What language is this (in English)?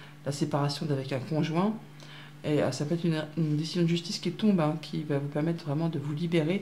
French